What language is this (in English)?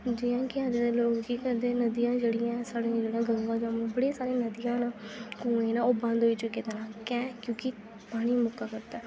Dogri